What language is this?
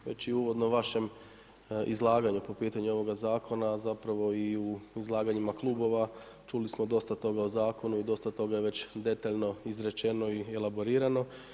Croatian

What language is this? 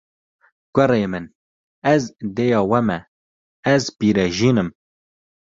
Kurdish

